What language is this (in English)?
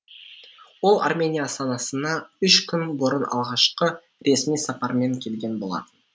Kazakh